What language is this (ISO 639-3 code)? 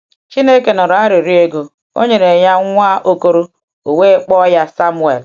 ibo